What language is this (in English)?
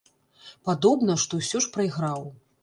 Belarusian